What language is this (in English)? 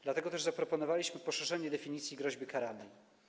Polish